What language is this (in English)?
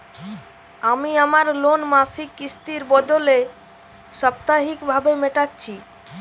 Bangla